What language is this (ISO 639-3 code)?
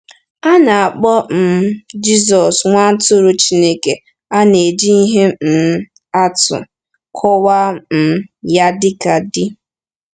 ibo